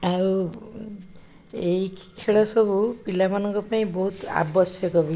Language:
Odia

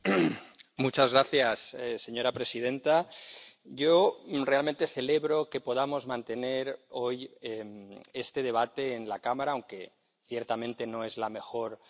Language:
Spanish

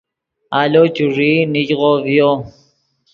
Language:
Yidgha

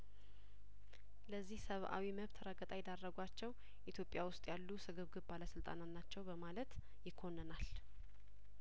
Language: Amharic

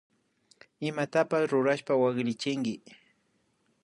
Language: Imbabura Highland Quichua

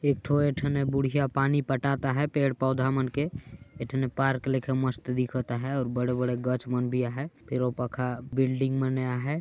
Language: Sadri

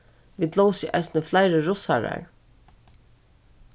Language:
Faroese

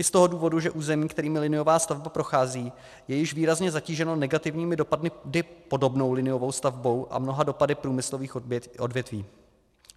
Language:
Czech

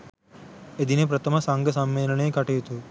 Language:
Sinhala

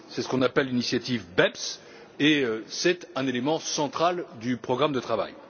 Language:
French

